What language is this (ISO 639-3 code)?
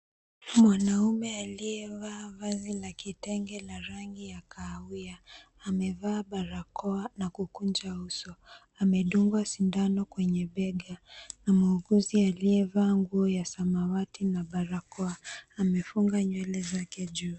swa